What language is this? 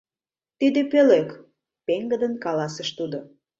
Mari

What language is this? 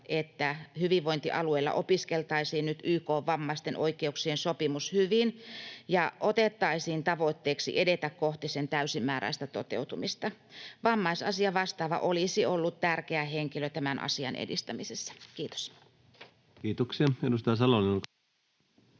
Finnish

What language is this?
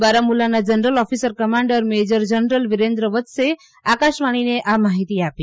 Gujarati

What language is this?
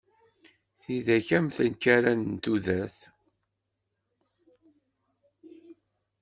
Kabyle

